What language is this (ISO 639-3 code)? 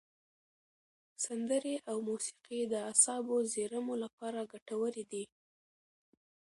pus